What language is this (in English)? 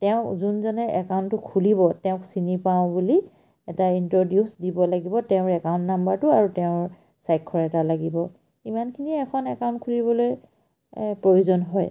Assamese